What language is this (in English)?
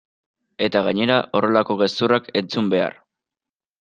Basque